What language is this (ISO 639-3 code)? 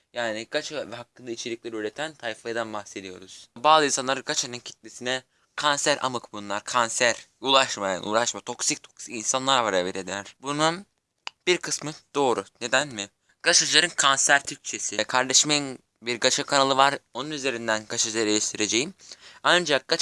tur